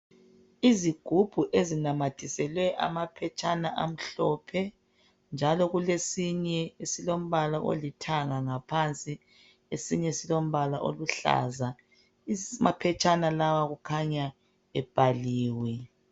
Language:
North Ndebele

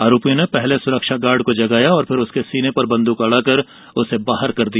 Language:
Hindi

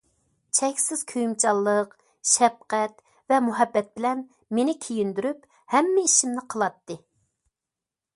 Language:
Uyghur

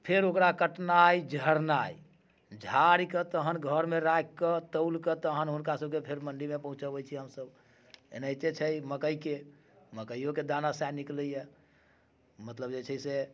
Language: Maithili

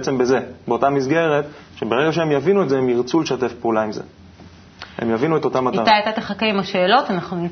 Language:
Hebrew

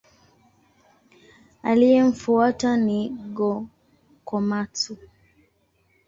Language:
Swahili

